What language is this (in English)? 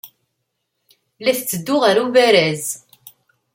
Kabyle